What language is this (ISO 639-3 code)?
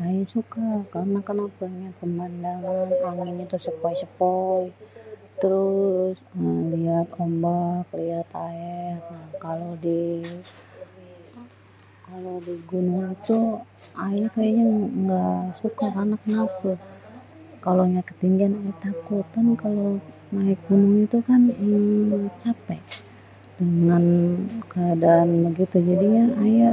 bew